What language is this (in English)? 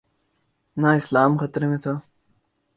Urdu